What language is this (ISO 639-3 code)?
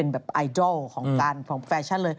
tha